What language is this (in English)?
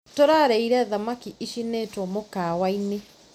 Kikuyu